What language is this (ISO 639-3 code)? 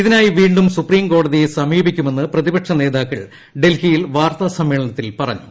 mal